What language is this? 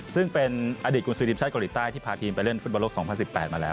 Thai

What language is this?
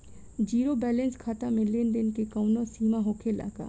Bhojpuri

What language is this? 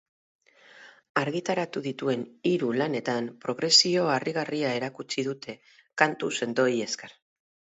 Basque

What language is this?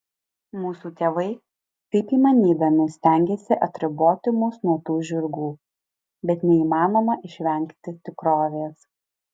Lithuanian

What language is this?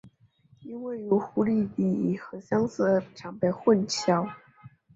Chinese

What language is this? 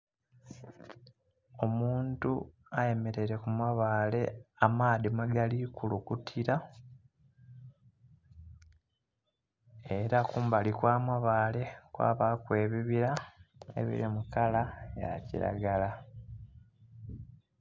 Soga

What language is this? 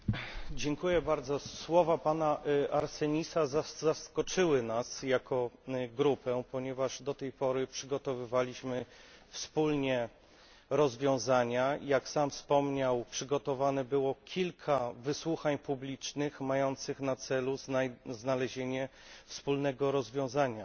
Polish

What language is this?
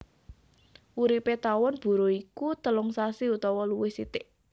Javanese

